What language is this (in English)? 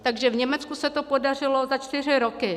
Czech